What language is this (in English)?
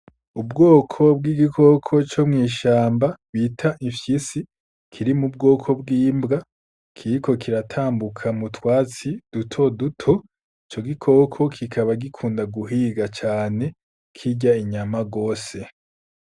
Rundi